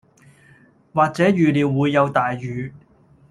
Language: Cantonese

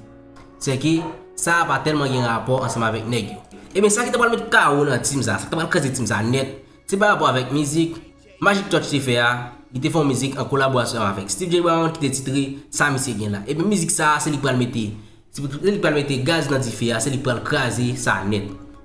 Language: French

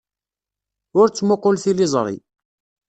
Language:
Kabyle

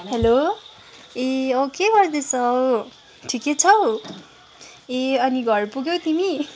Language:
Nepali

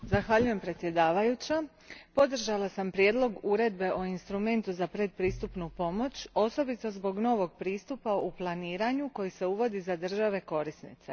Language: Croatian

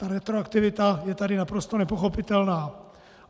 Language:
Czech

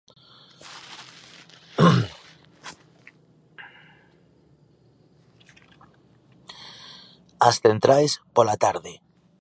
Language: Galician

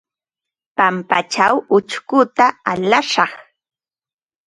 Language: Ambo-Pasco Quechua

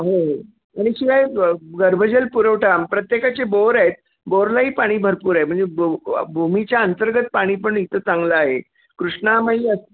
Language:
Marathi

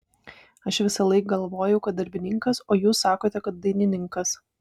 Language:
Lithuanian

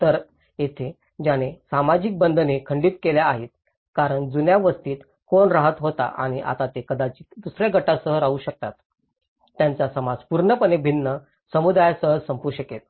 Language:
Marathi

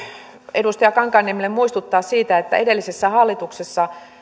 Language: Finnish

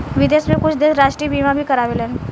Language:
Bhojpuri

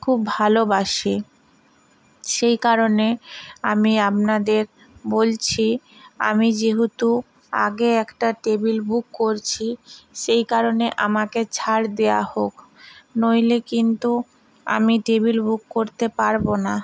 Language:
Bangla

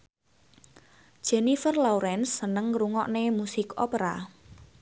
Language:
Javanese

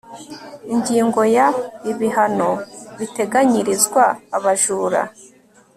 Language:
Kinyarwanda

